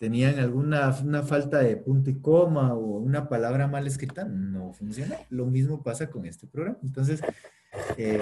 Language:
Spanish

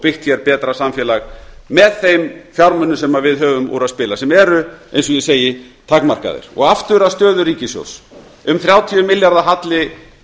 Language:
Icelandic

